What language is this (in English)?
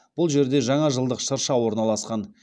Kazakh